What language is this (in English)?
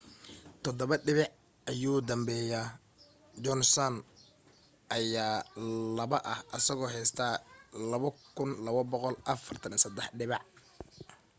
Somali